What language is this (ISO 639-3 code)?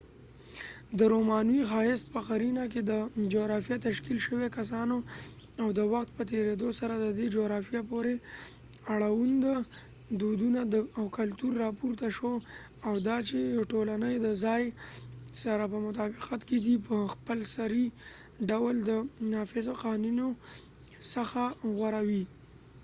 pus